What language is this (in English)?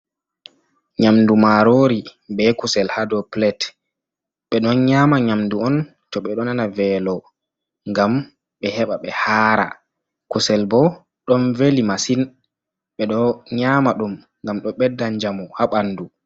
Fula